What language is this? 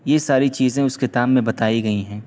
Urdu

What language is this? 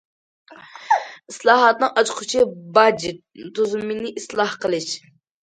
Uyghur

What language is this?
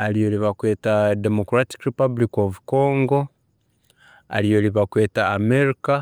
Tooro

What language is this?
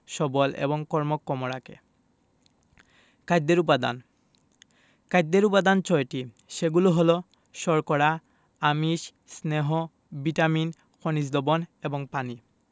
Bangla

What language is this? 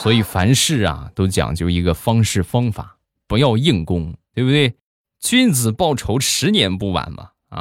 Chinese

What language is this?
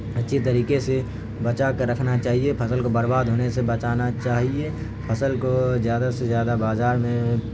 Urdu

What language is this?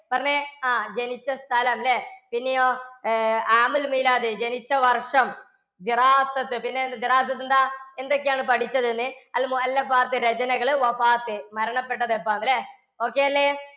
Malayalam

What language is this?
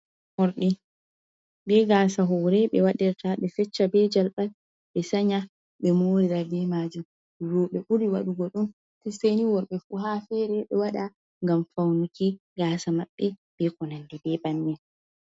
Fula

